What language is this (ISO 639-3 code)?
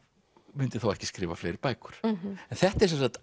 isl